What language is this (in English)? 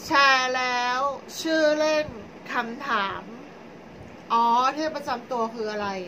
Thai